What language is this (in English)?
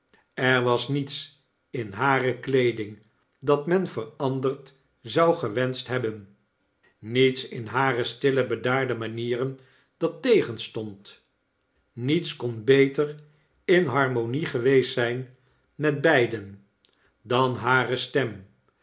Dutch